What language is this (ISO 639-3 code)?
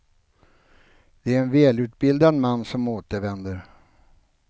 swe